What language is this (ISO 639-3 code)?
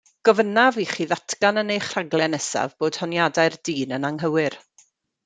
cym